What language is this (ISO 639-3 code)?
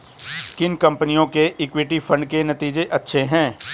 hin